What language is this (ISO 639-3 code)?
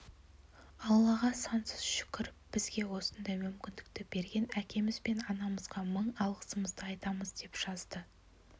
kaz